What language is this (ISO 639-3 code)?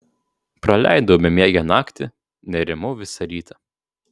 lit